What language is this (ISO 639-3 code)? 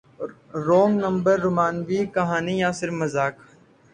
urd